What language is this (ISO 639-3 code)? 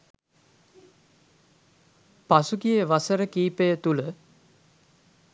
sin